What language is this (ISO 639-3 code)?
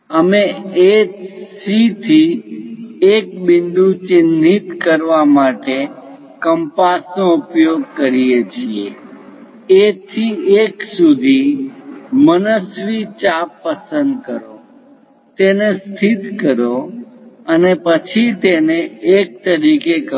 guj